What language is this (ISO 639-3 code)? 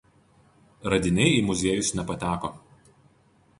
lit